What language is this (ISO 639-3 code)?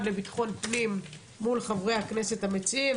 heb